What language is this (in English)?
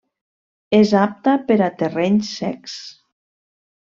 Catalan